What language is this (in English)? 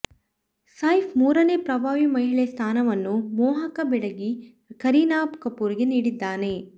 Kannada